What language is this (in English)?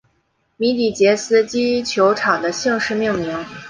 Chinese